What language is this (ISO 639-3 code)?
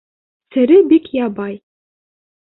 bak